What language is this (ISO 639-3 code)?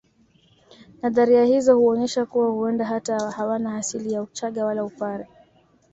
swa